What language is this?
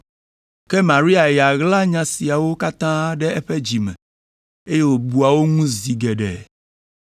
Ewe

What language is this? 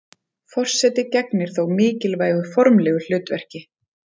Icelandic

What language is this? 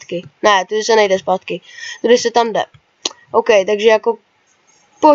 Czech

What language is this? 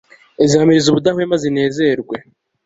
Kinyarwanda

